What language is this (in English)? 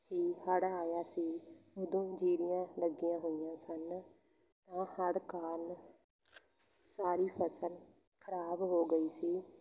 Punjabi